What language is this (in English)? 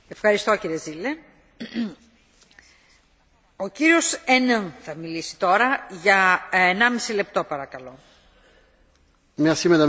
French